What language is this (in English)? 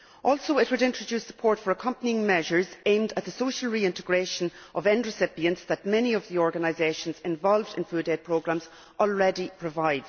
English